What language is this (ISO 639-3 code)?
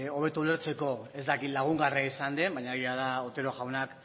eus